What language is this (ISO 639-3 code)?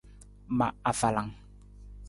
nmz